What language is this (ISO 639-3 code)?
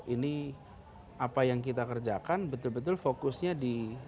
ind